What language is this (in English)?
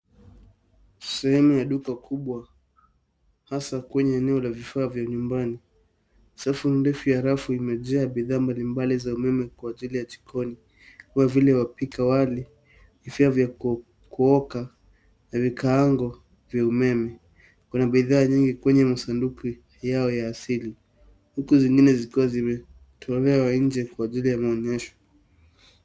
Swahili